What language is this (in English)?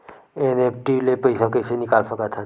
Chhattisgarhi